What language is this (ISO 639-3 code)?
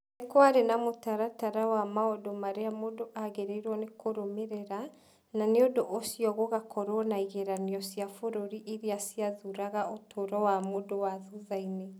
kik